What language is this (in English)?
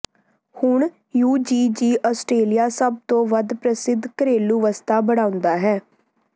Punjabi